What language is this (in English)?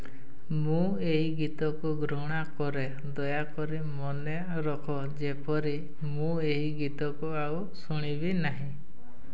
Odia